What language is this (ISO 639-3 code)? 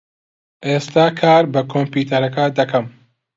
ckb